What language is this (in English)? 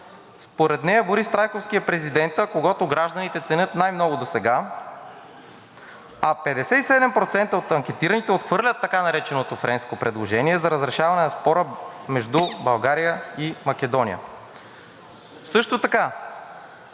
Bulgarian